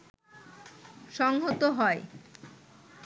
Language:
Bangla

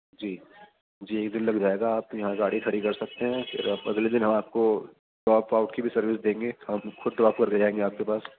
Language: Urdu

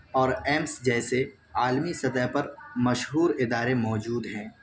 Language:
Urdu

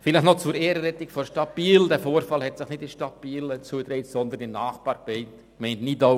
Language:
Swiss German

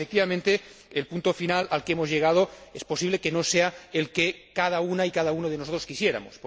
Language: Spanish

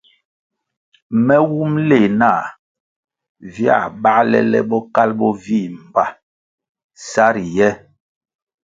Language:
Kwasio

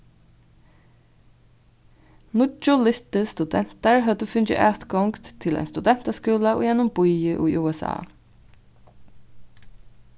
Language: Faroese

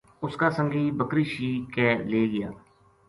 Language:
Gujari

